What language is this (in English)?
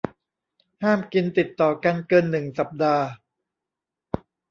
Thai